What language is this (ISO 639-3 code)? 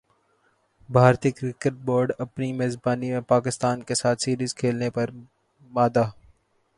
urd